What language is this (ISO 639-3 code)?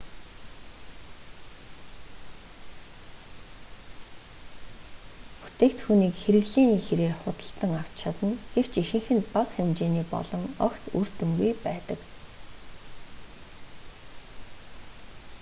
mon